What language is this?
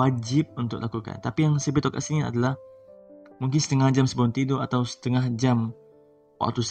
Malay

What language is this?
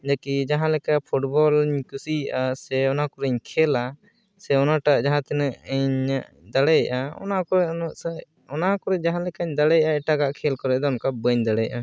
Santali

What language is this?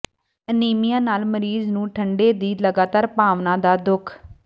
Punjabi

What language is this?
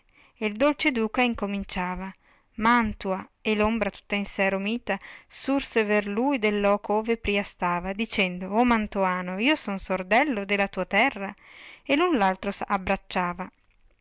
Italian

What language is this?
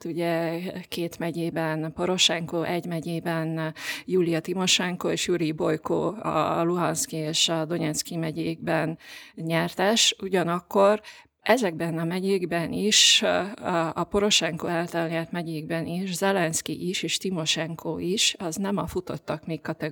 Hungarian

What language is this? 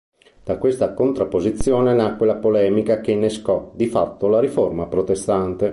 Italian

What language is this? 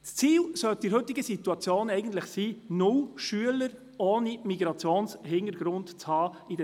Swiss German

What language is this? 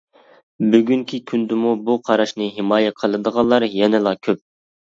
Uyghur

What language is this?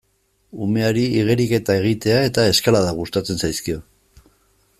Basque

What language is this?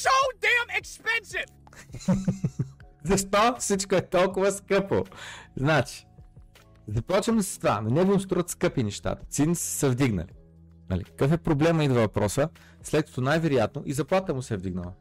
Bulgarian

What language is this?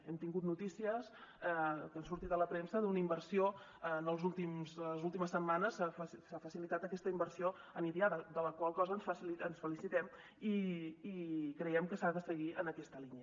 Catalan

